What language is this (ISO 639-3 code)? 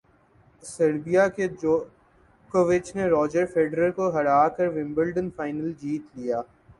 urd